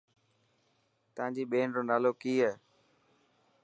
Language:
Dhatki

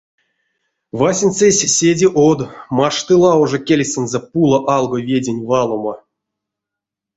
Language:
Erzya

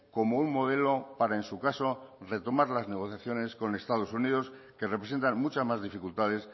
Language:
Spanish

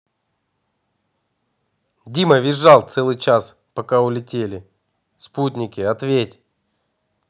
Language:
Russian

